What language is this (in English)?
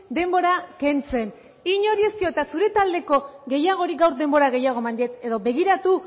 Basque